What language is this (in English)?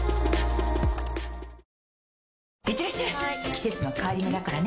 Japanese